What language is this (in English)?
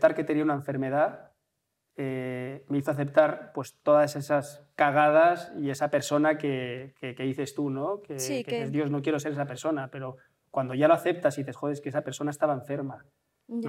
Spanish